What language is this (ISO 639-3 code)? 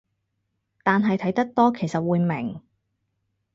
yue